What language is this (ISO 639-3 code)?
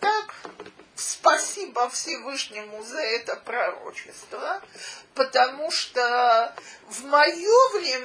rus